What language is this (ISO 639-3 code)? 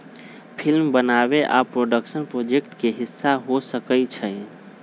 mag